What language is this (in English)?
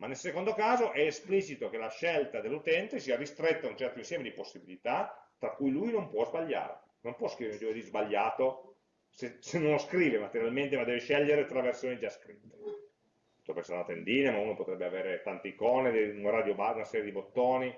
Italian